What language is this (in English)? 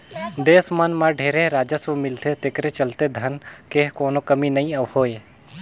Chhattisgarhi